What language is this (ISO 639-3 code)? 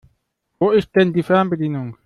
deu